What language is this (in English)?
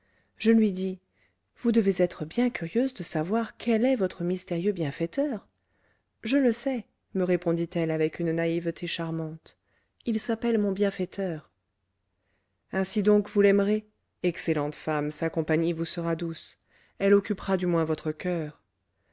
French